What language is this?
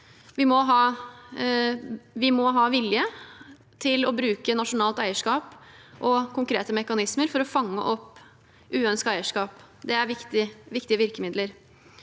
Norwegian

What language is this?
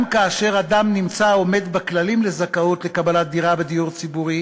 Hebrew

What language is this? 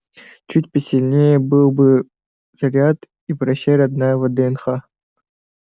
Russian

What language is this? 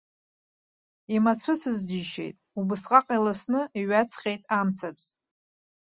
Abkhazian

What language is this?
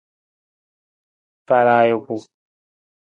Nawdm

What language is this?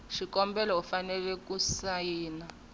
Tsonga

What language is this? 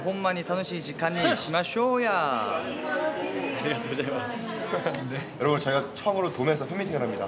Japanese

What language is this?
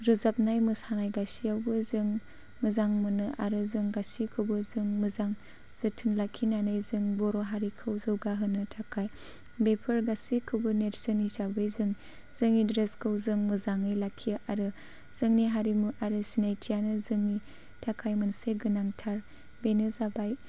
Bodo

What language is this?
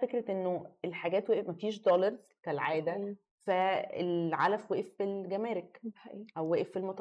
Arabic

